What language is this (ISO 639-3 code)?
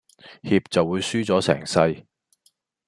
yue